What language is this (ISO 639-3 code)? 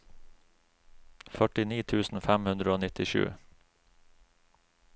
nor